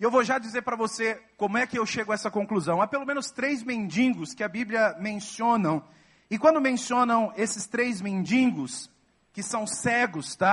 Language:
Portuguese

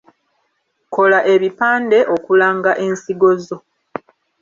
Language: Ganda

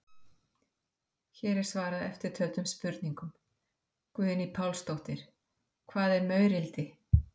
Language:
Icelandic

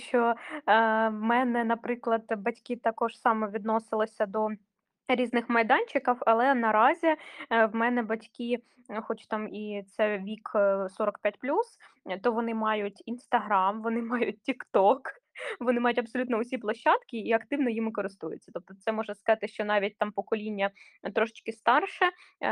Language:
Ukrainian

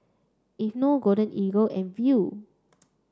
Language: English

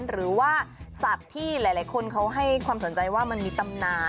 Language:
Thai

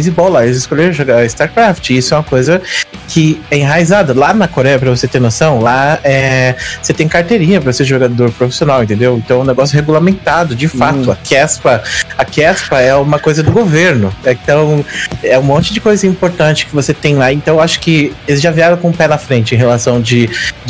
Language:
Portuguese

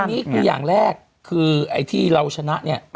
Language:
Thai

